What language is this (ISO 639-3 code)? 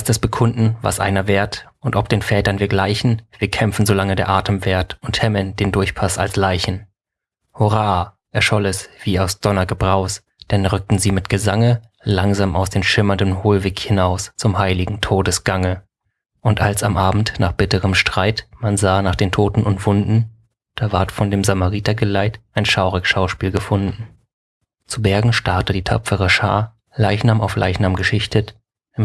deu